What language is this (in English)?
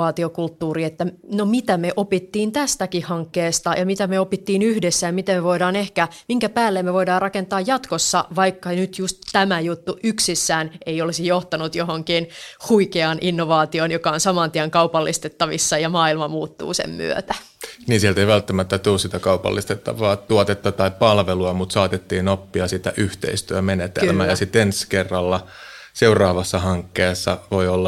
Finnish